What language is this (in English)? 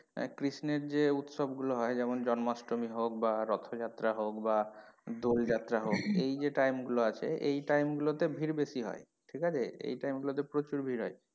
Bangla